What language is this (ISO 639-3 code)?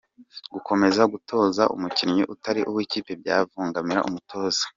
kin